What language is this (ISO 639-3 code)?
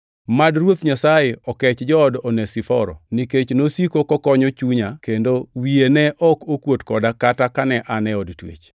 luo